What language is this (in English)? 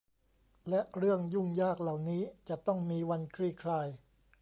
Thai